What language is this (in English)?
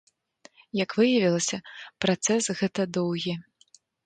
Belarusian